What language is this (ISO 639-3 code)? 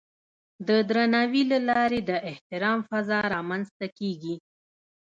pus